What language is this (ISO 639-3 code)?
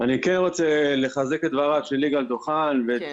heb